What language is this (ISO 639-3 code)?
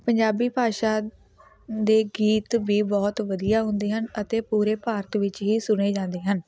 pan